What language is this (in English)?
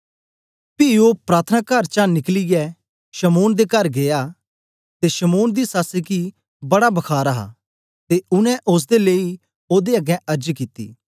Dogri